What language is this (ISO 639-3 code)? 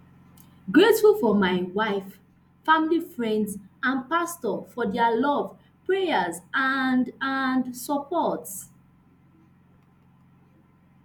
pcm